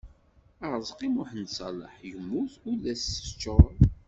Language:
Kabyle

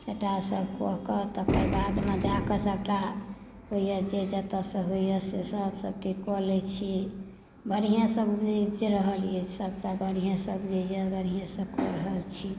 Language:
Maithili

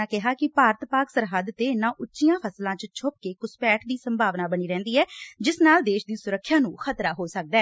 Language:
Punjabi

